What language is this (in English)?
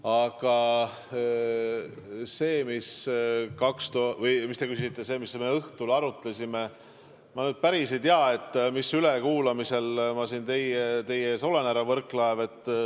Estonian